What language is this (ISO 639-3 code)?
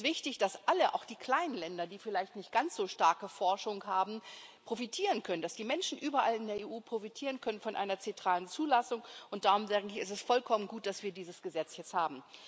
deu